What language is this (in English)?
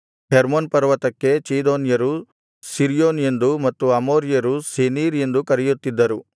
Kannada